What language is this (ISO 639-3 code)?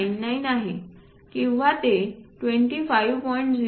mar